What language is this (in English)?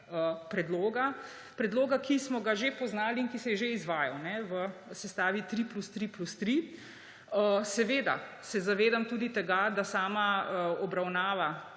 Slovenian